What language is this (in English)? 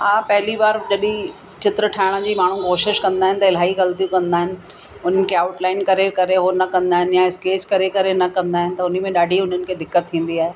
Sindhi